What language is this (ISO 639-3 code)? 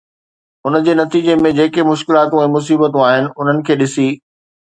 snd